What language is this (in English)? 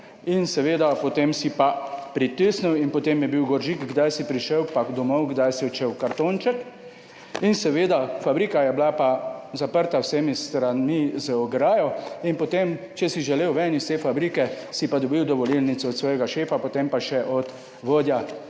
Slovenian